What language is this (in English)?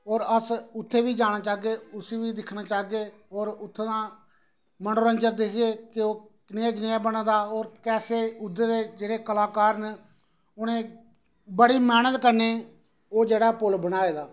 Dogri